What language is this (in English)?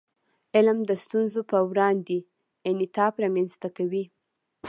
Pashto